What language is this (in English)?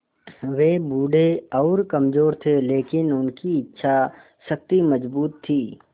Hindi